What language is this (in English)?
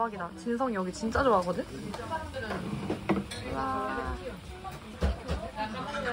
Korean